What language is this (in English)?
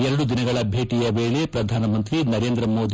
Kannada